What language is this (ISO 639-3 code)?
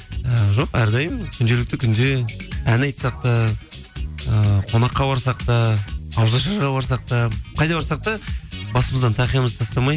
kaz